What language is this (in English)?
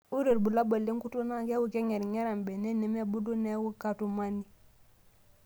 Masai